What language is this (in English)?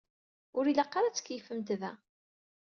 Kabyle